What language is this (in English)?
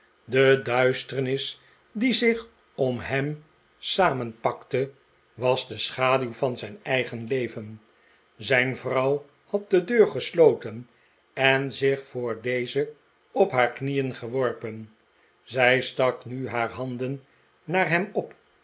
Dutch